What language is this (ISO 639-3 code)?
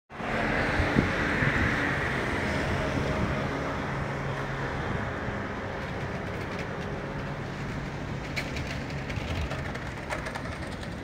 nld